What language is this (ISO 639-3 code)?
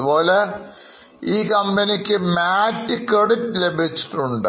mal